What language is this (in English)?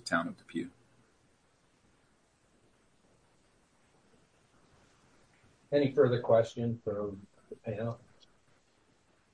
English